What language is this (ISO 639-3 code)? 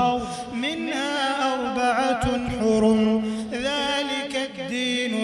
ara